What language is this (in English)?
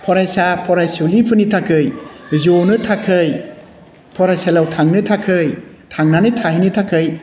Bodo